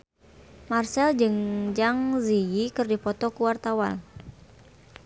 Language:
Sundanese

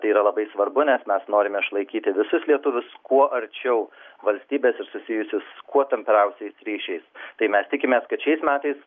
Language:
Lithuanian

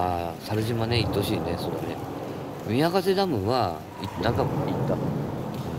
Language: Japanese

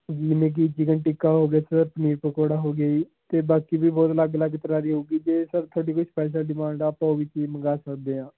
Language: Punjabi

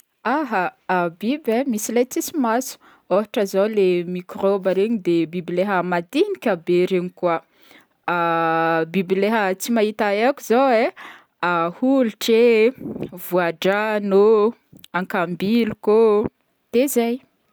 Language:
Northern Betsimisaraka Malagasy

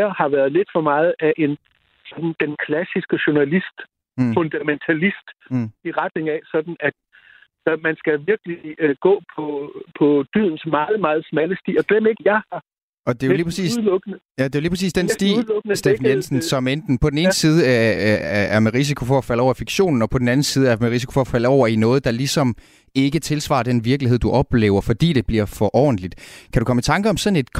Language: Danish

